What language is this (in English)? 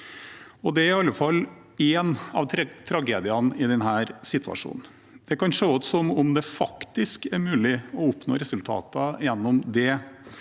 Norwegian